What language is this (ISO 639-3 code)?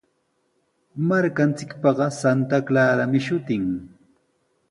qws